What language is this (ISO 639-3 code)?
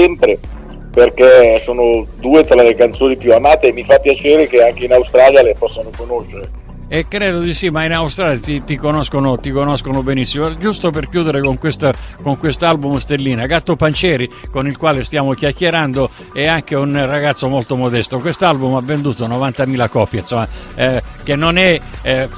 ita